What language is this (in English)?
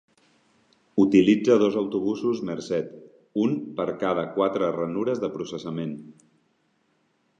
Catalan